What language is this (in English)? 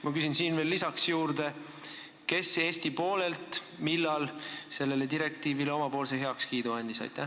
Estonian